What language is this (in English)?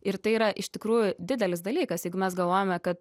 Lithuanian